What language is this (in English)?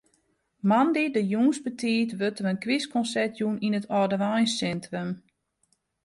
Western Frisian